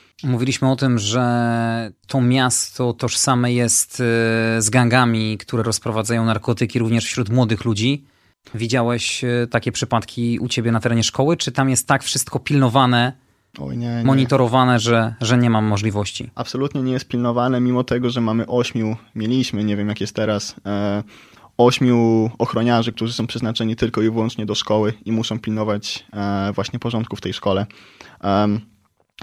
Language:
Polish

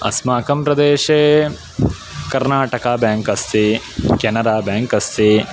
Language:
Sanskrit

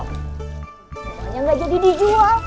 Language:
Indonesian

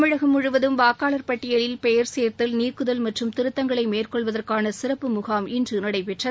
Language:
Tamil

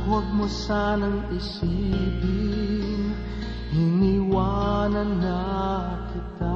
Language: Filipino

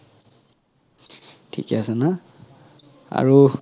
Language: Assamese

